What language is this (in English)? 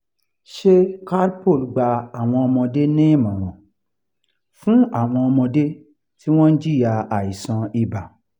Yoruba